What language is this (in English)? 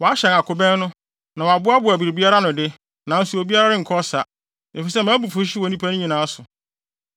Akan